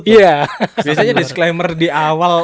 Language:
Indonesian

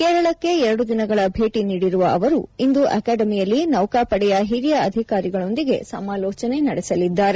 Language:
Kannada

